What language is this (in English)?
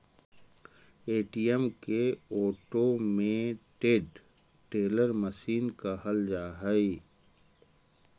Magahi